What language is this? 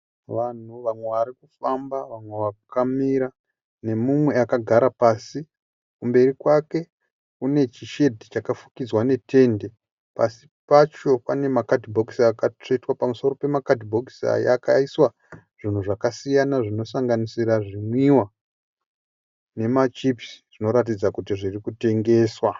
Shona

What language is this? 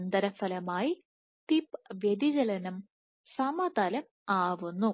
Malayalam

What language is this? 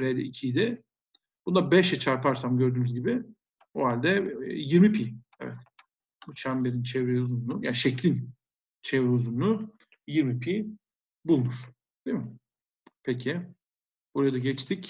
Turkish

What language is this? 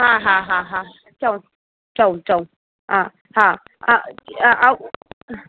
Sindhi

